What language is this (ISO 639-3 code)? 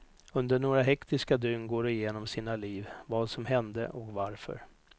swe